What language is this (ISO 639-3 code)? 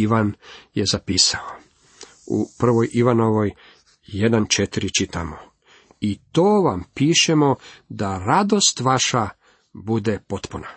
hrv